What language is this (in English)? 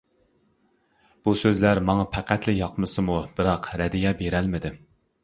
Uyghur